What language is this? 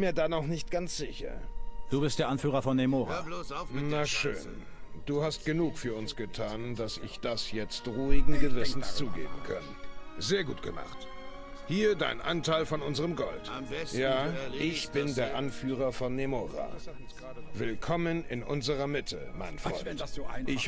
German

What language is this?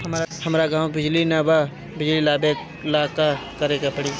Bhojpuri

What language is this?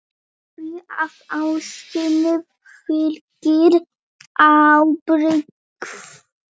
Icelandic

